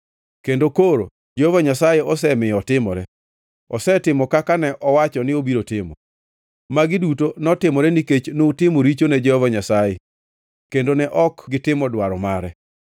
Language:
Luo (Kenya and Tanzania)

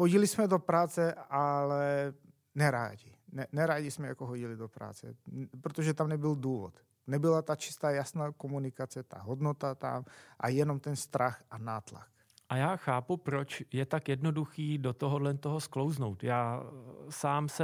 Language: Czech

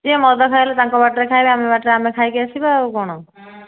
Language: Odia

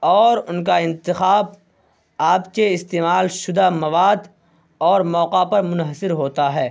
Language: Urdu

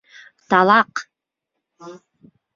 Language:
Bashkir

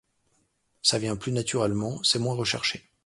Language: French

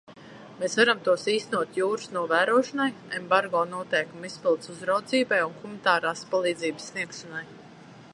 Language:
Latvian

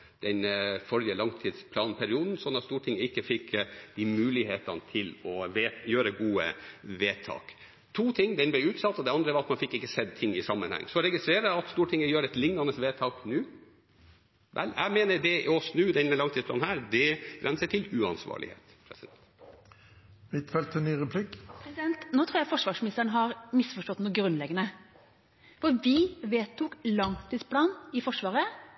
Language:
Norwegian Bokmål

